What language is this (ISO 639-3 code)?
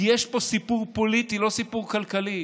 heb